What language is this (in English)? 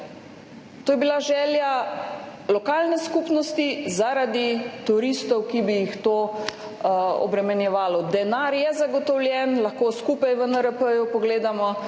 Slovenian